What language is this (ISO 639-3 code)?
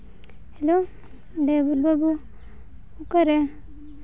sat